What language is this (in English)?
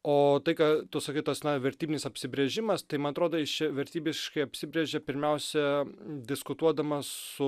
Lithuanian